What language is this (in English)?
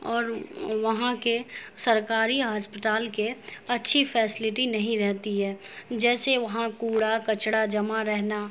Urdu